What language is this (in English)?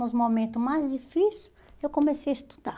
Portuguese